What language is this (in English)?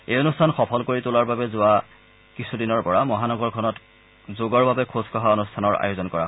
Assamese